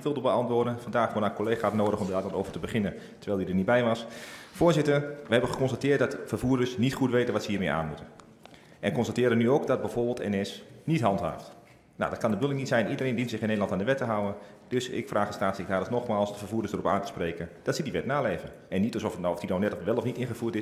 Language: Dutch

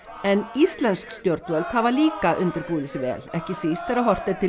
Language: Icelandic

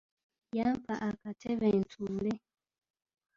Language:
Ganda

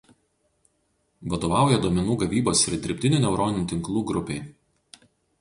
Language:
Lithuanian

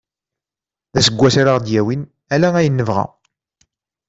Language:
Kabyle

